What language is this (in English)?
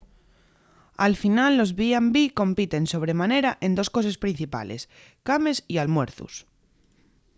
Asturian